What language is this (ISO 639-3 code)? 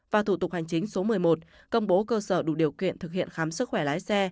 vie